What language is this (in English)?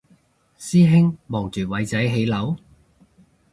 Cantonese